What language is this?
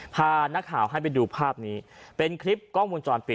Thai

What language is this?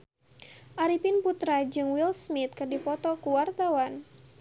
Sundanese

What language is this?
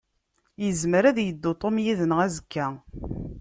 Kabyle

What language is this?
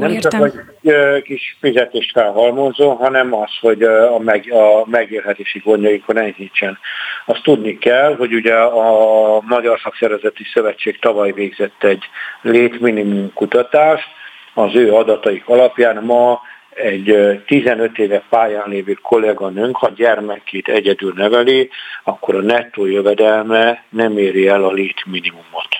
Hungarian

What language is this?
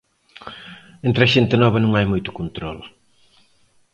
Galician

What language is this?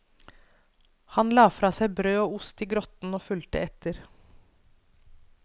Norwegian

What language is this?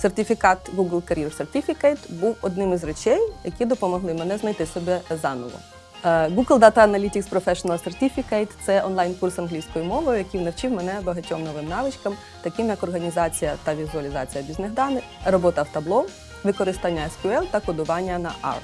Ukrainian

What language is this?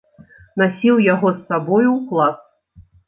Belarusian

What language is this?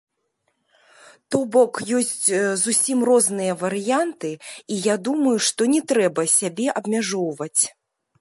Belarusian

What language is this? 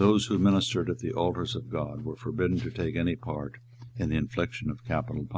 English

